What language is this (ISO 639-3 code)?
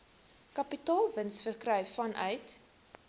afr